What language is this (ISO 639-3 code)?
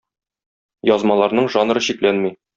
tat